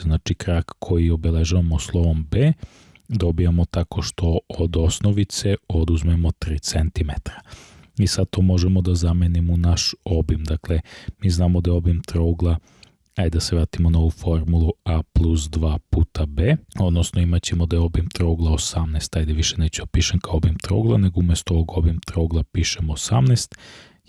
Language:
Serbian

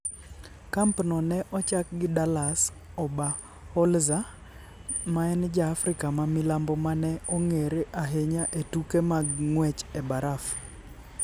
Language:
Luo (Kenya and Tanzania)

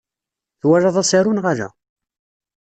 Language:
Kabyle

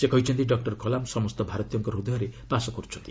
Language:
Odia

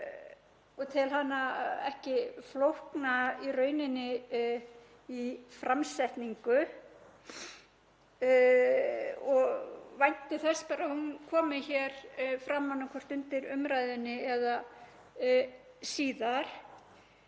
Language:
Icelandic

